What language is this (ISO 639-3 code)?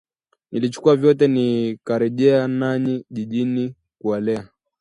swa